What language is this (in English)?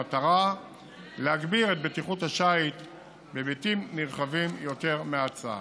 Hebrew